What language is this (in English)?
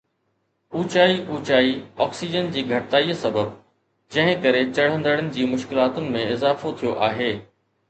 Sindhi